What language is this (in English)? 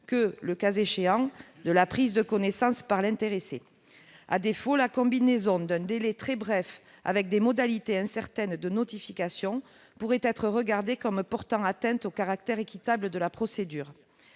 French